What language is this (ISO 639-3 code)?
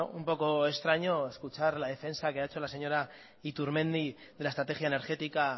spa